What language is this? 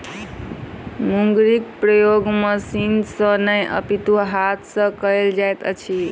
Maithili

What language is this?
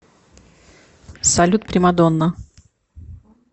Russian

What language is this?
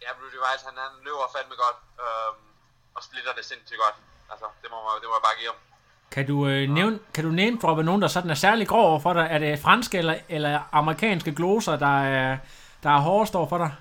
Danish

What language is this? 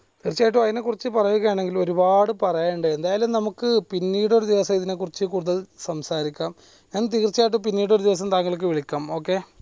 Malayalam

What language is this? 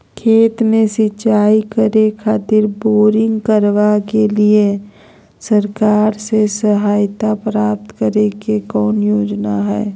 Magahi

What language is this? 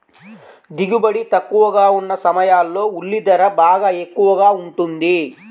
Telugu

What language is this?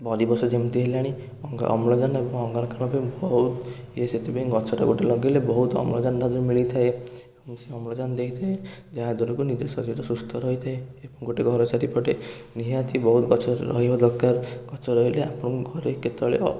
Odia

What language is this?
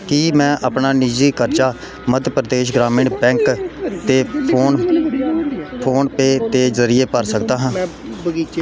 Punjabi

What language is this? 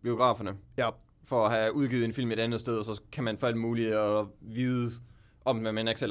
Danish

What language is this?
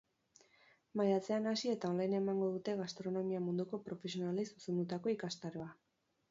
Basque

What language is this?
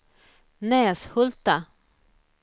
Swedish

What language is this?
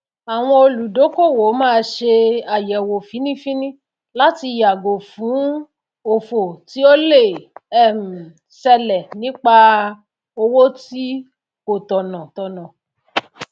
Yoruba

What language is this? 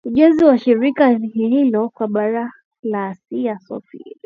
Swahili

